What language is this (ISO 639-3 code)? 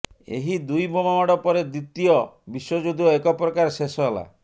ori